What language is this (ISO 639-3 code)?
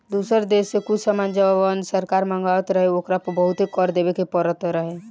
bho